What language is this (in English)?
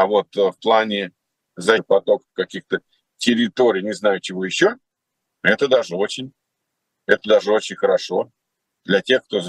Russian